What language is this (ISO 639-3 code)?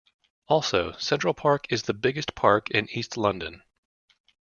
eng